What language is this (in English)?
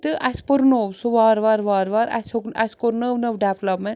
Kashmiri